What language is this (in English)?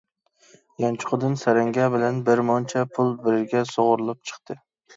Uyghur